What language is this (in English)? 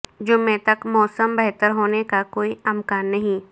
Urdu